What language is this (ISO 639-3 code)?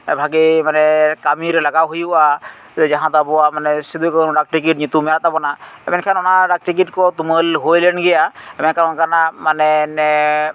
sat